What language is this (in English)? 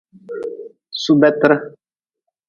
Nawdm